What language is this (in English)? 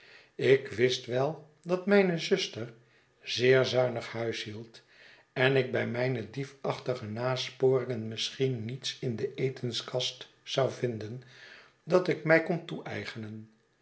Dutch